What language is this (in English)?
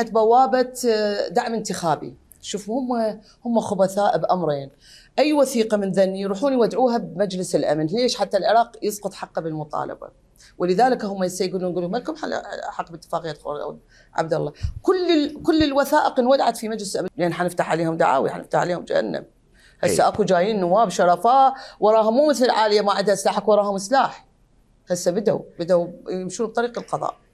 Arabic